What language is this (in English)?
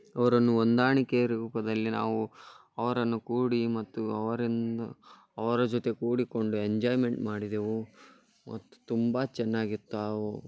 Kannada